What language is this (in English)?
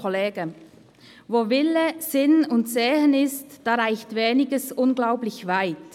Swiss German